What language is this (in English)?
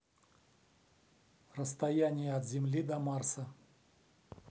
Russian